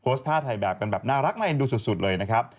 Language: Thai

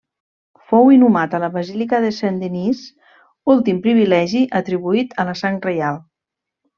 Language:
Catalan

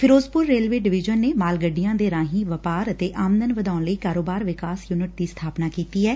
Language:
Punjabi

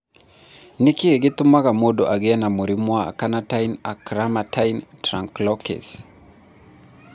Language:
Kikuyu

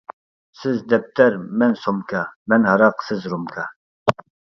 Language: Uyghur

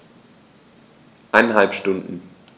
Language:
German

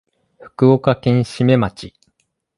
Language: Japanese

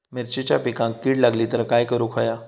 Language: Marathi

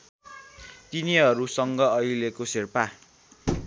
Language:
Nepali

